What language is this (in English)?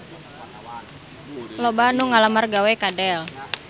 Sundanese